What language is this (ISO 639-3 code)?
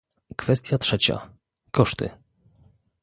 pol